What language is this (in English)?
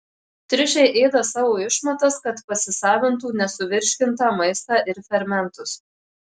Lithuanian